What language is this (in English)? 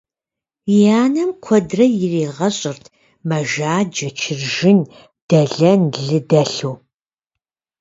Kabardian